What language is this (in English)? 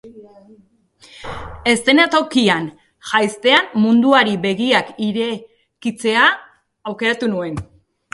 Basque